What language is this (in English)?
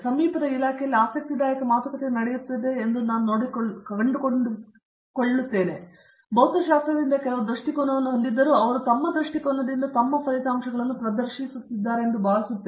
Kannada